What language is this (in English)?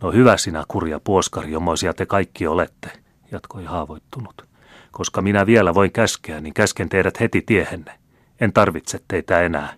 Finnish